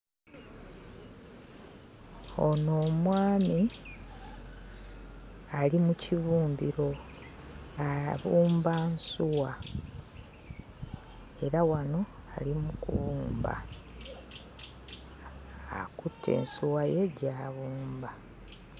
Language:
Ganda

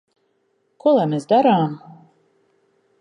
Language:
Latvian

